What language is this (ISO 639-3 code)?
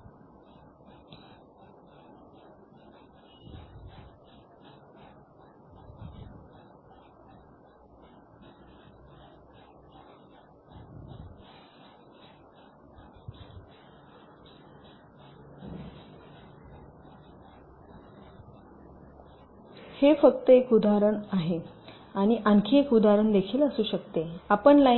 mar